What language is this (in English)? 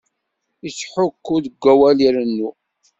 Kabyle